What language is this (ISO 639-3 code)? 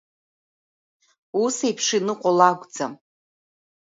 abk